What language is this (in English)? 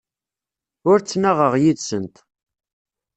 Kabyle